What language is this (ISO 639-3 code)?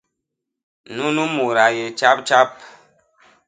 bas